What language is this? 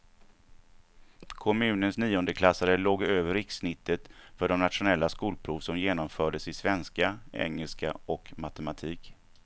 Swedish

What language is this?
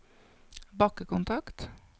Norwegian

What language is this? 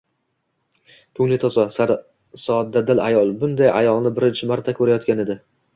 Uzbek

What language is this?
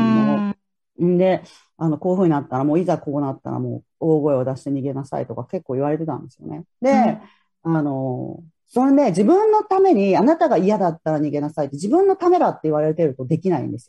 Japanese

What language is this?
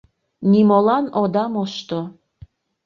Mari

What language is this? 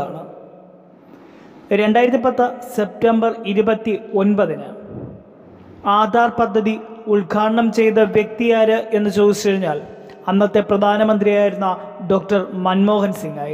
Turkish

